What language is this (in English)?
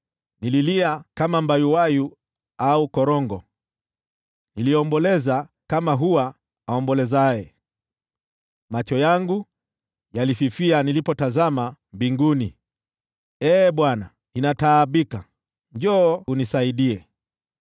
Swahili